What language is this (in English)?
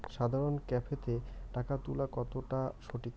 Bangla